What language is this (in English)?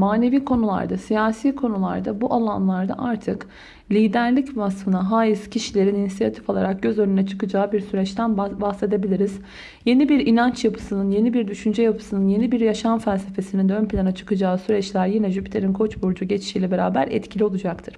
Turkish